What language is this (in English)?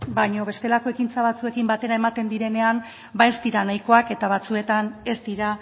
Basque